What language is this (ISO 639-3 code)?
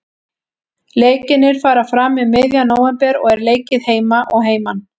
isl